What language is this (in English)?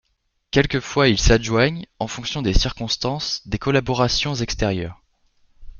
French